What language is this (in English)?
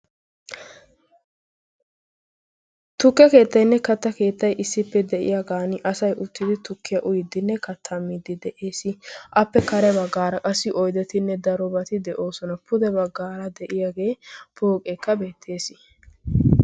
Wolaytta